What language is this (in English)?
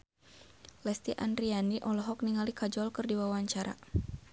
Sundanese